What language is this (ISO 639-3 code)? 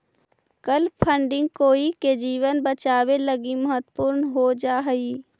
mag